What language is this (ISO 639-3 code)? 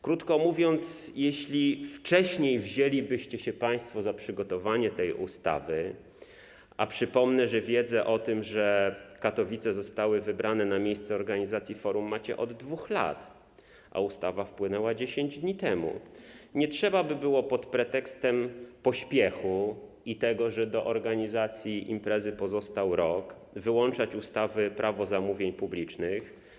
pol